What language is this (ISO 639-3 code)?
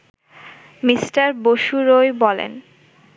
ben